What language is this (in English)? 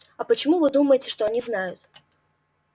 Russian